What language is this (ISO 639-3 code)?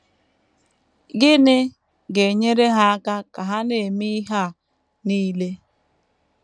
ibo